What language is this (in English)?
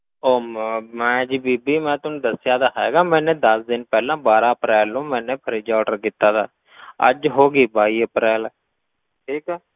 Punjabi